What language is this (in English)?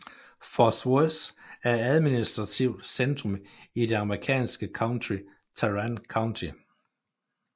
Danish